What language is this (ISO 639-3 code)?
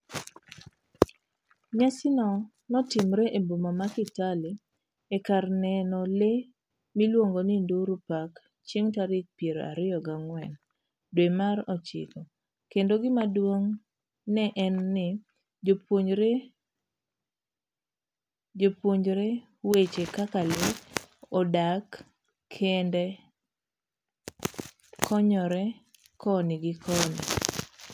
luo